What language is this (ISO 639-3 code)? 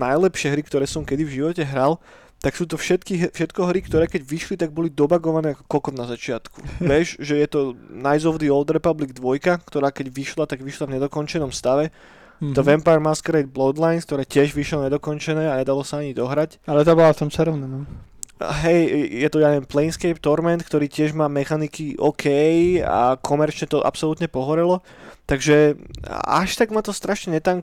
slk